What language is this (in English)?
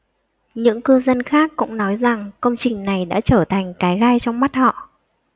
Vietnamese